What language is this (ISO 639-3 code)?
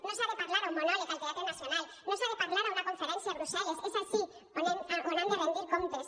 cat